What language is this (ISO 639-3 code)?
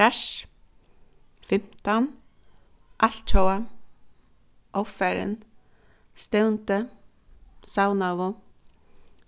fao